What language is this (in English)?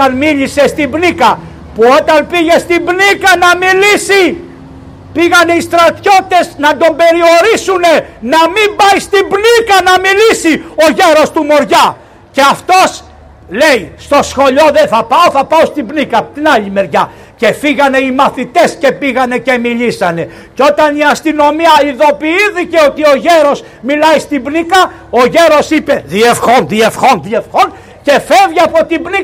Greek